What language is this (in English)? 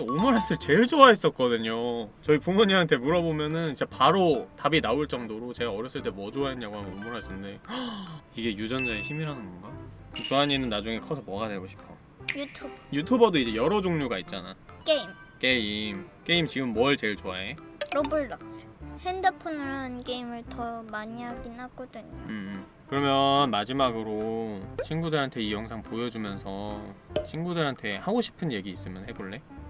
Korean